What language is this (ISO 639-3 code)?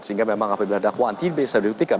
ind